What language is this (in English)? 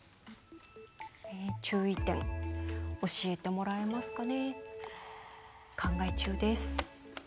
Japanese